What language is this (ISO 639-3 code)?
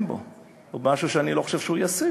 heb